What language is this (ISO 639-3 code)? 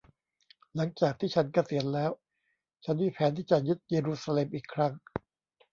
tha